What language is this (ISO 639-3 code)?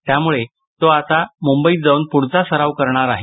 mar